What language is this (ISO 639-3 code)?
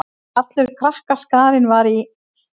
isl